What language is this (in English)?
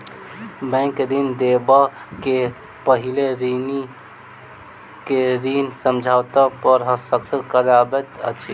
Maithili